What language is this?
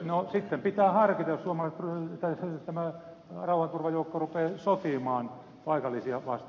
Finnish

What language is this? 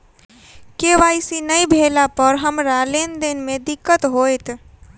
Maithili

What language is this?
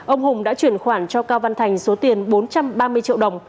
Vietnamese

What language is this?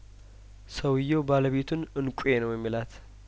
Amharic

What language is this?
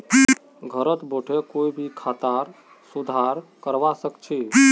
Magahi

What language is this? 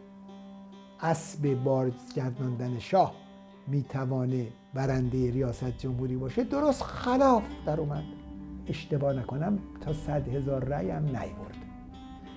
Persian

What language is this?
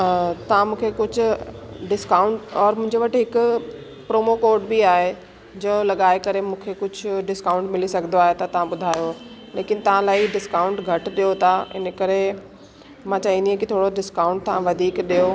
Sindhi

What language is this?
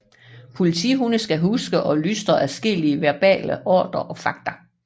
Danish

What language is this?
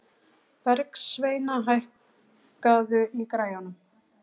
Icelandic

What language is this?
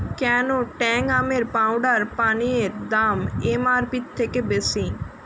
Bangla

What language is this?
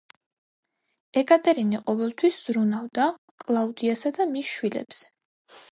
Georgian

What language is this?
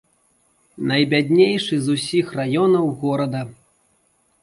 Belarusian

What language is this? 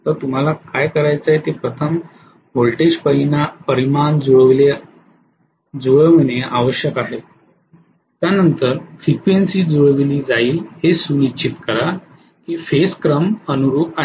Marathi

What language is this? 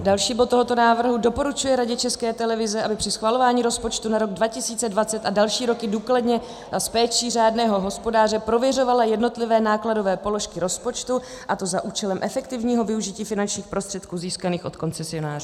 Czech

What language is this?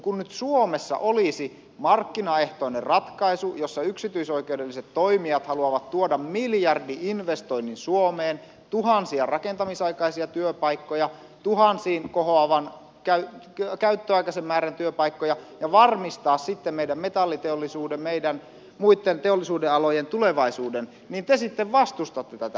Finnish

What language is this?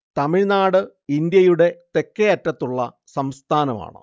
Malayalam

